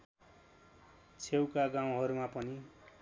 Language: Nepali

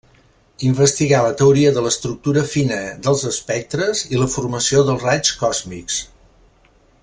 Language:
Catalan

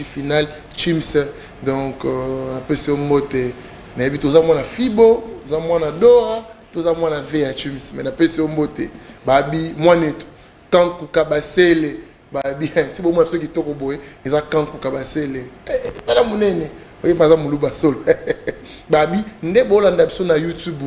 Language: French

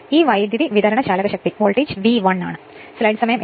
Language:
Malayalam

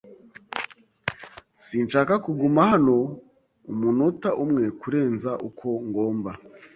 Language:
Kinyarwanda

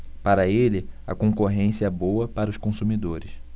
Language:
Portuguese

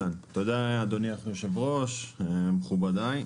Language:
Hebrew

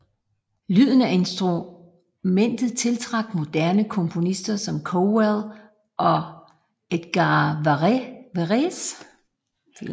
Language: Danish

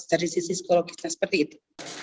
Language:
Indonesian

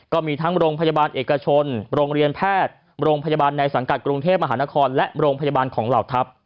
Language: Thai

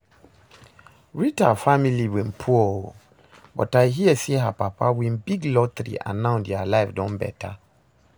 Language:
Nigerian Pidgin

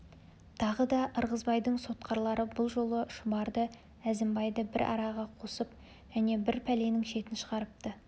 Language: Kazakh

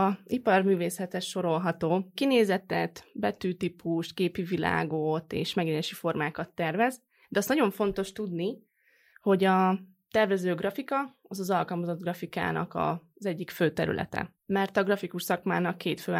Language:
Hungarian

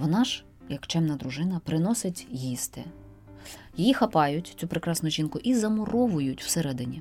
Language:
Ukrainian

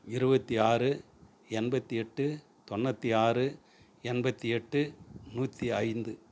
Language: Tamil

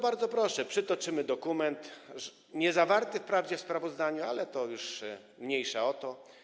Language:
Polish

